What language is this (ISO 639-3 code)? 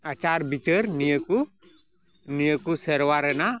sat